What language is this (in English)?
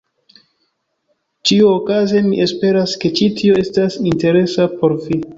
Esperanto